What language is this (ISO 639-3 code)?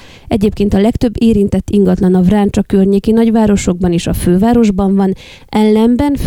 hun